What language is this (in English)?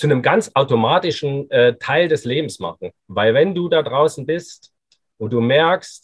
German